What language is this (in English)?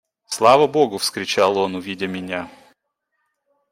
Russian